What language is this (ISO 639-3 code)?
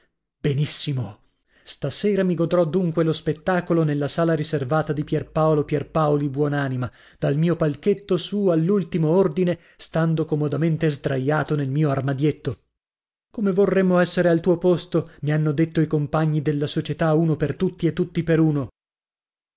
ita